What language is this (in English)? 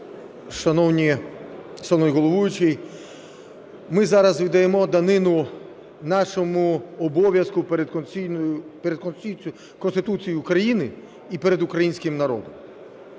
Ukrainian